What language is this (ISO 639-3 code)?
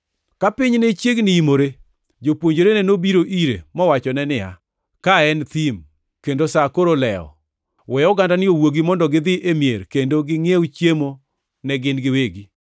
luo